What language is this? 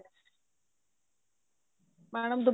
Punjabi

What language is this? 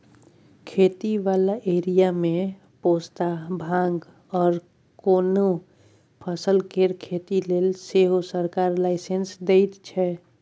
Maithili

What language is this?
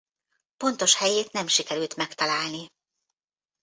Hungarian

